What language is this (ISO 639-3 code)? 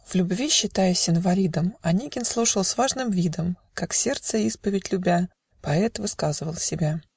rus